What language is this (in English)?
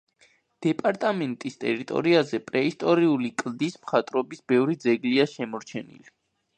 Georgian